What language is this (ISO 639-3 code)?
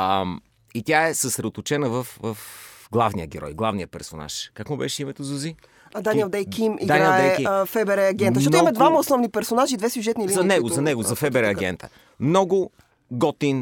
bul